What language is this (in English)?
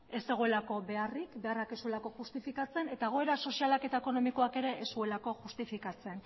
Basque